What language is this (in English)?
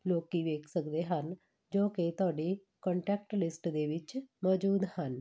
Punjabi